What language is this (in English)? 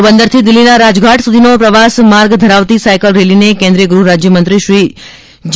Gujarati